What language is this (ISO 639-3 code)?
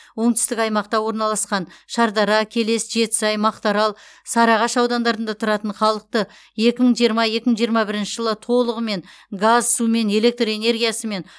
kaz